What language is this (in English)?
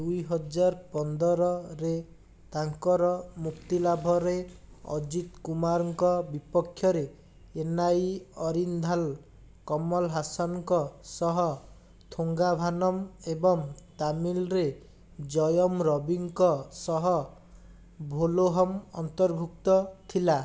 Odia